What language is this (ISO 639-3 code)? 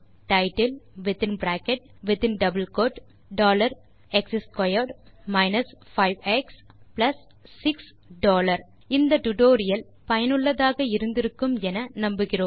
tam